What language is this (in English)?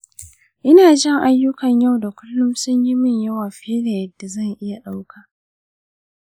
Hausa